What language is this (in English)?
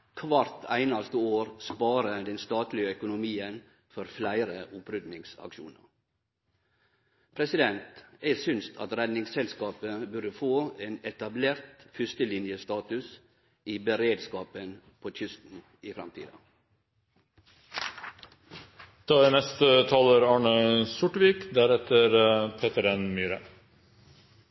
Norwegian Nynorsk